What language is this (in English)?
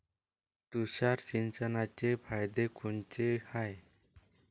Marathi